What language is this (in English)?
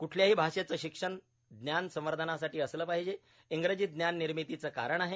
Marathi